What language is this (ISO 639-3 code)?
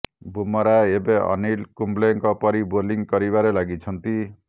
ori